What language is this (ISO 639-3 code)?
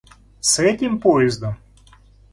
rus